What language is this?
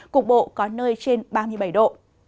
Vietnamese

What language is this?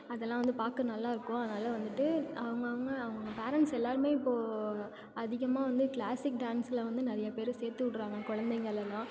Tamil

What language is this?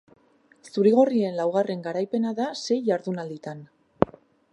Basque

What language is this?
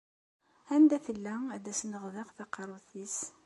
Kabyle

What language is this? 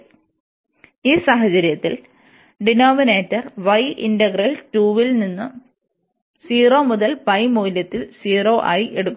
Malayalam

